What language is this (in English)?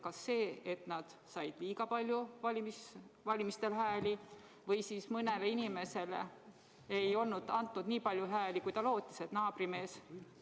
Estonian